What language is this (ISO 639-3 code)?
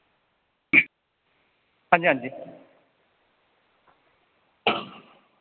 doi